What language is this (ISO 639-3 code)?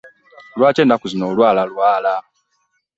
lug